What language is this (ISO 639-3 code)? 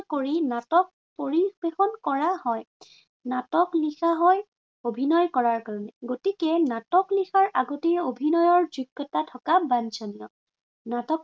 asm